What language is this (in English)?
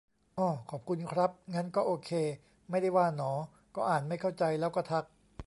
Thai